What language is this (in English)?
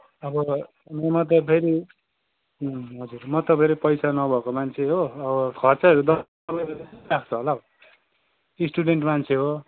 Nepali